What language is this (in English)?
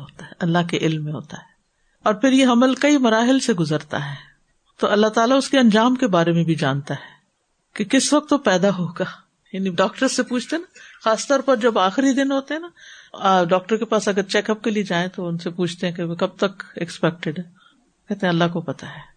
Urdu